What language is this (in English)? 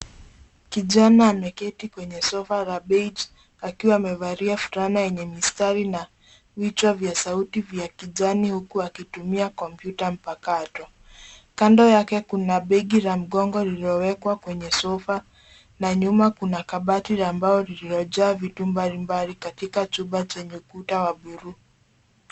Swahili